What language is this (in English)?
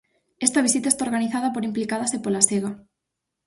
Galician